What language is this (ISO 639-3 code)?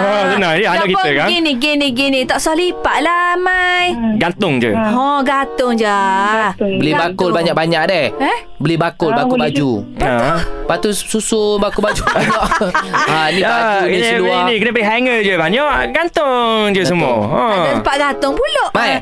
msa